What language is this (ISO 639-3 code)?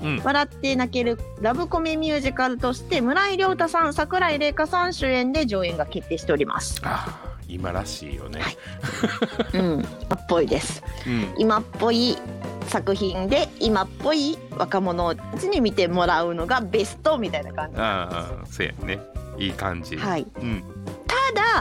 jpn